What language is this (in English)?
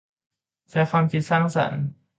Thai